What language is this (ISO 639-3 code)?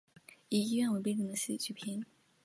zho